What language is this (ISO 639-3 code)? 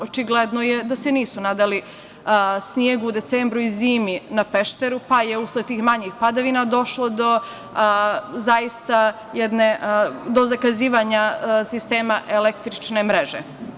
srp